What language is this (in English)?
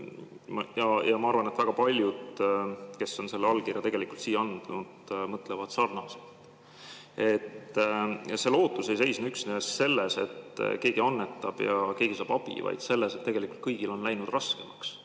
Estonian